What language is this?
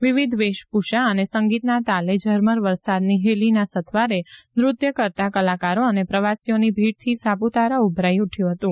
Gujarati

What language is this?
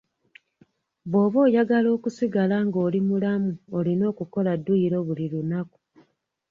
Ganda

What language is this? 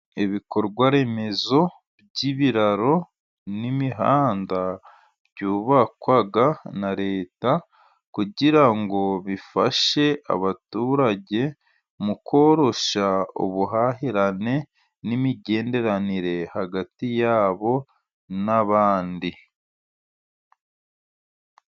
Kinyarwanda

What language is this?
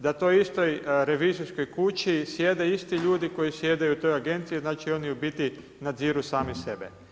Croatian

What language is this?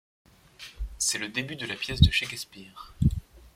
French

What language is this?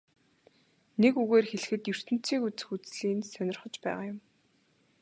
Mongolian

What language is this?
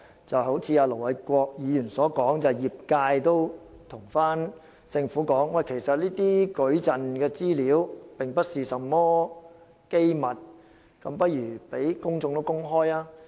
Cantonese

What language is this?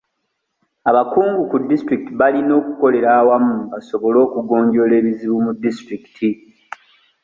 Ganda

